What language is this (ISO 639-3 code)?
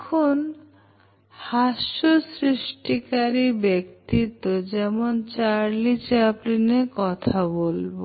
ben